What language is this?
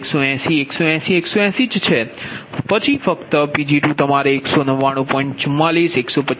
Gujarati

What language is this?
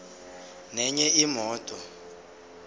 Zulu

